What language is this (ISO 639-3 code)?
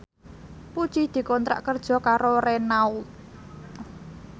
jav